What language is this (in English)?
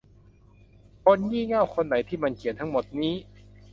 Thai